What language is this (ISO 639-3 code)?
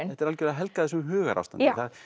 isl